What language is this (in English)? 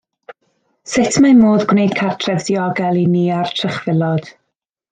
Welsh